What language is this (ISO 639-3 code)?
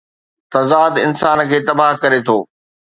snd